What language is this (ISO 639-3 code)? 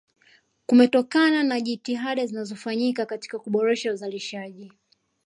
swa